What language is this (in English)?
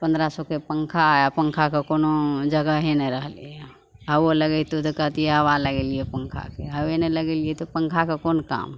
Maithili